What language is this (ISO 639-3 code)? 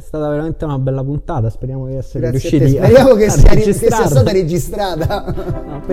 ita